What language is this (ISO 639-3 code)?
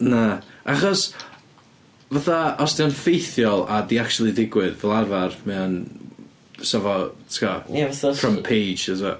cym